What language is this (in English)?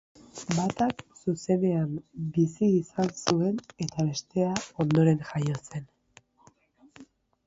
Basque